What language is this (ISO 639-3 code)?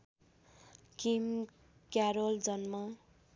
nep